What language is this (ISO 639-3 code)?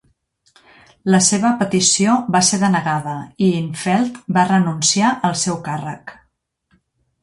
cat